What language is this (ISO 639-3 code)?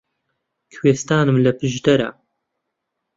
ckb